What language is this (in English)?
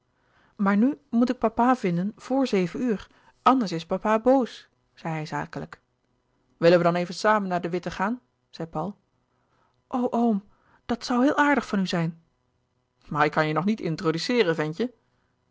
Dutch